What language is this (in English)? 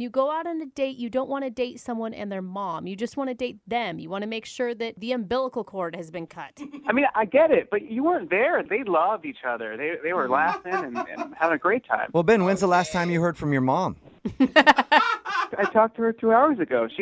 English